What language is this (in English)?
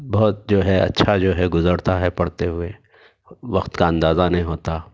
Urdu